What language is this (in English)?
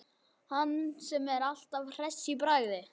Icelandic